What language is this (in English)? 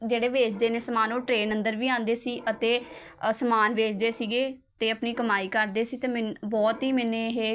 Punjabi